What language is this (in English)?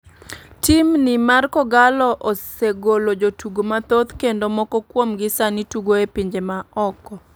Luo (Kenya and Tanzania)